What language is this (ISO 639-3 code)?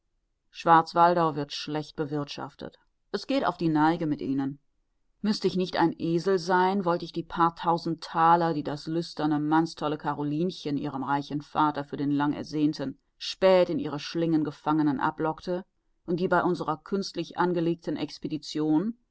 deu